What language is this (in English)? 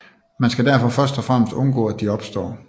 Danish